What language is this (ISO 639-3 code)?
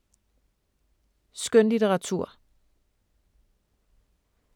dan